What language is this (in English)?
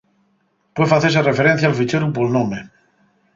Asturian